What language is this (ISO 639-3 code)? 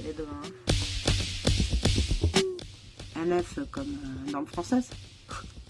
fra